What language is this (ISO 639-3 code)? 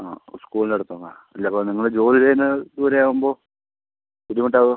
mal